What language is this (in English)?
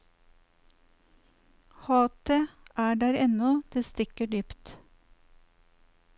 Norwegian